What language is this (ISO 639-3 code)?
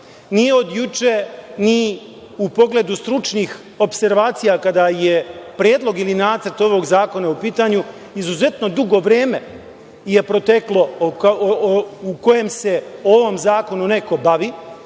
srp